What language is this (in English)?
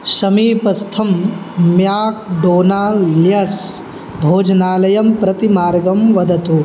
Sanskrit